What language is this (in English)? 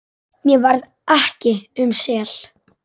Icelandic